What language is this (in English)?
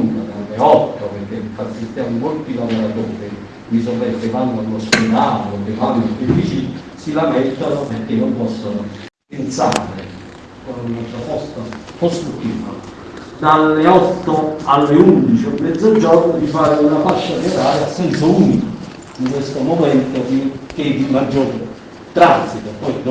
Italian